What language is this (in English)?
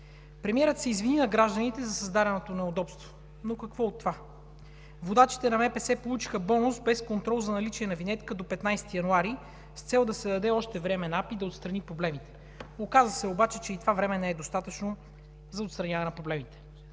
Bulgarian